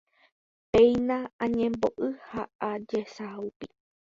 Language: Guarani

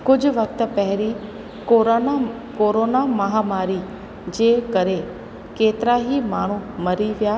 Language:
Sindhi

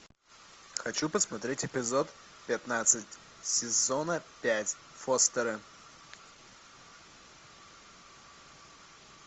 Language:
Russian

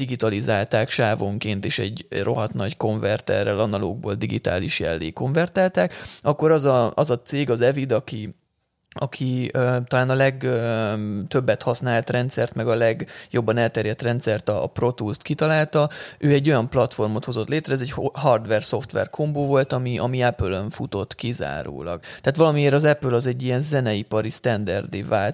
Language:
Hungarian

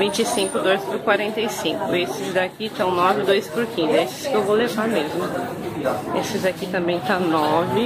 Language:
Portuguese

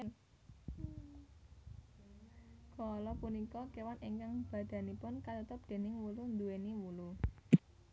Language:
Javanese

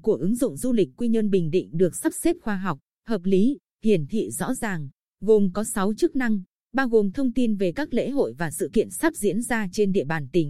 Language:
Vietnamese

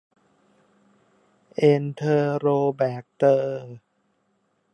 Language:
Thai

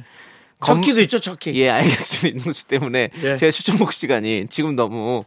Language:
Korean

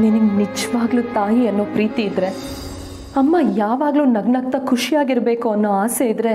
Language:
Kannada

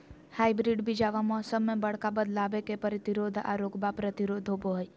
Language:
Magahi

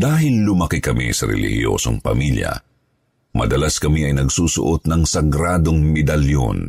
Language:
Filipino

